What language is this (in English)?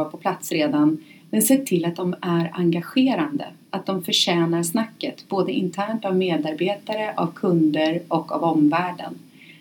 Swedish